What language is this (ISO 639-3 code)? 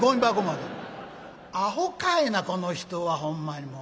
jpn